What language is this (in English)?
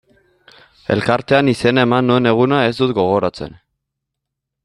Basque